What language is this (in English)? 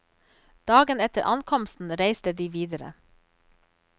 Norwegian